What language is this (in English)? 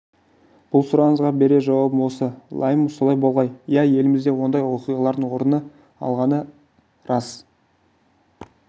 Kazakh